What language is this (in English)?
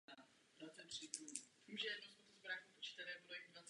Czech